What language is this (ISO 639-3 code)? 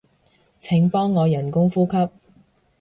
yue